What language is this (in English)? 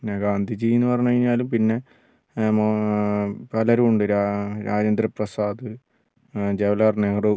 Malayalam